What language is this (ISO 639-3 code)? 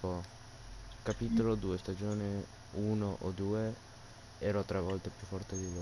ita